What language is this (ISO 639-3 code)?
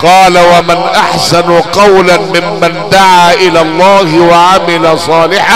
ara